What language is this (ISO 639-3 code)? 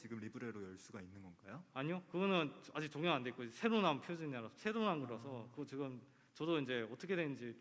kor